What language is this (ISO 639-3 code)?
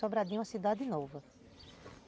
por